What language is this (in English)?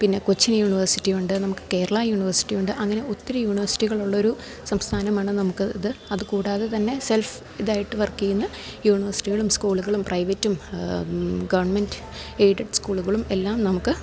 Malayalam